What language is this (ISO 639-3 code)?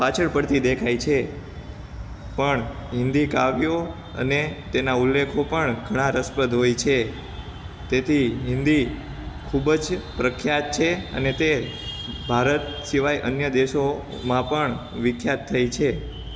guj